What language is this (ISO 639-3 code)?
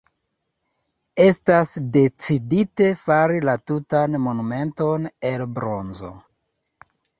epo